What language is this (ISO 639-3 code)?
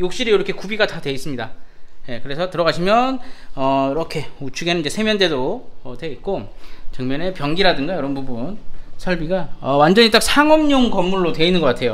kor